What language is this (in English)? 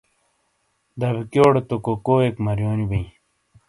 Shina